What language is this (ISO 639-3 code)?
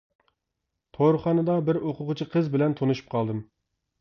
uig